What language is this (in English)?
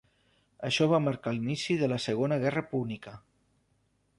Catalan